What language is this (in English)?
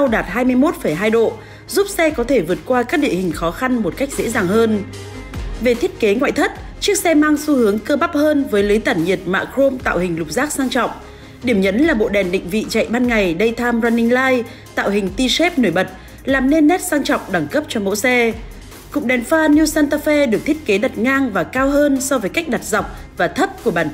Vietnamese